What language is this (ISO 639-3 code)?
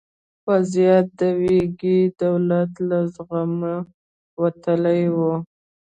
pus